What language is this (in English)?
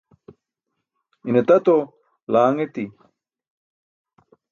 Burushaski